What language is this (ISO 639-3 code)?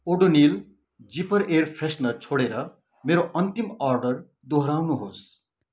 nep